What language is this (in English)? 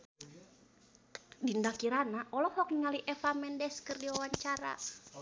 Sundanese